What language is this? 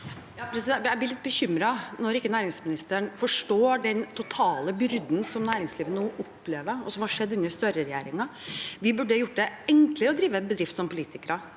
Norwegian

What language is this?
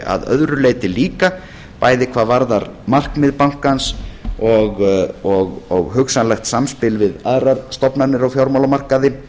Icelandic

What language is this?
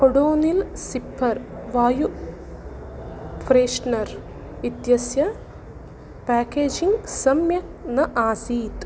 Sanskrit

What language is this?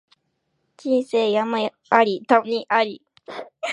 Japanese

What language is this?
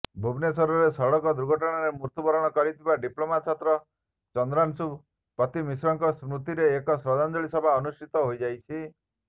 Odia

